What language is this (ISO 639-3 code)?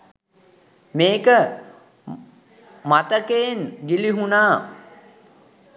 sin